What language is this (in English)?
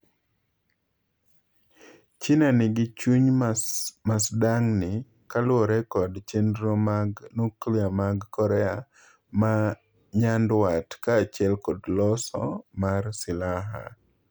Luo (Kenya and Tanzania)